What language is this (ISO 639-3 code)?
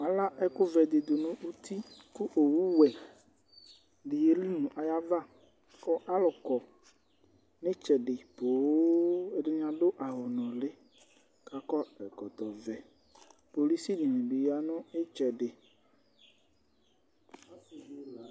kpo